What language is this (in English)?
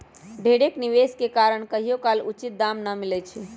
Magahi